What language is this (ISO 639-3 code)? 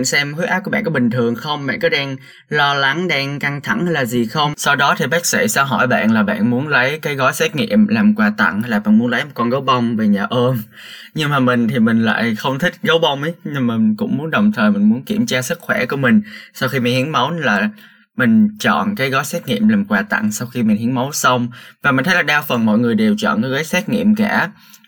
vie